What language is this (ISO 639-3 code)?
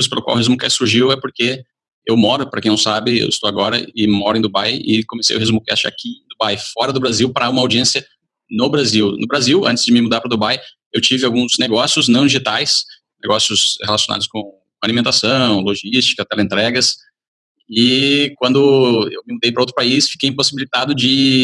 por